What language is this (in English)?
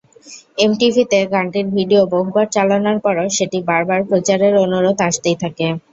Bangla